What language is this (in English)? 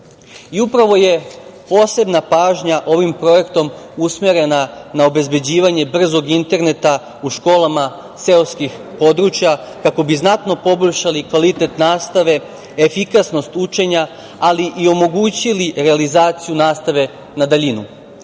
Serbian